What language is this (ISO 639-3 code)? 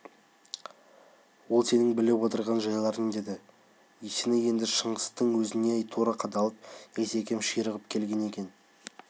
kaz